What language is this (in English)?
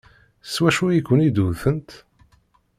Kabyle